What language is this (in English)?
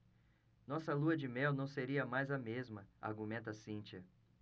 Portuguese